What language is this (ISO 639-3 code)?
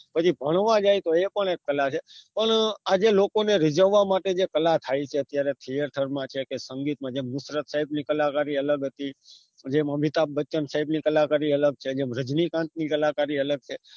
guj